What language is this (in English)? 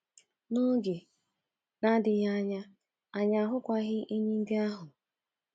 Igbo